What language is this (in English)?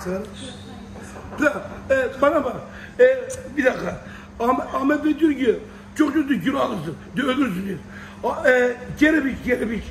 Turkish